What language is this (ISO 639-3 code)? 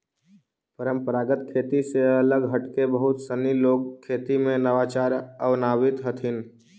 mag